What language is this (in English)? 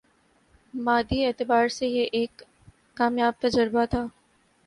Urdu